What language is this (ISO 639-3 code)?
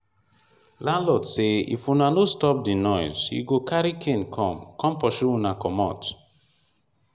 pcm